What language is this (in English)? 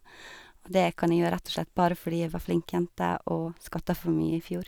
Norwegian